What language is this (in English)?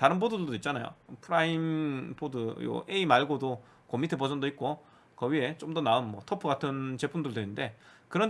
Korean